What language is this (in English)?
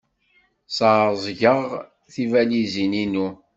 Kabyle